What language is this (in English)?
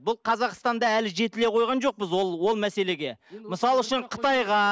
Kazakh